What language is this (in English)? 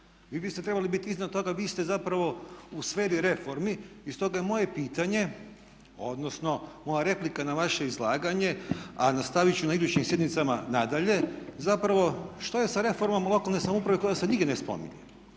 Croatian